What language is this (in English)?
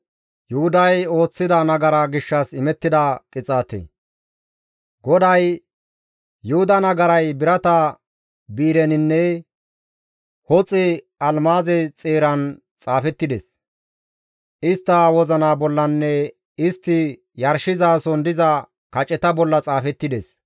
Gamo